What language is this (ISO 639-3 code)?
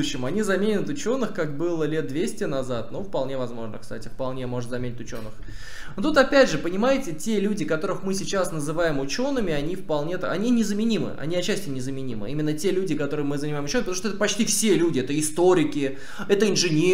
rus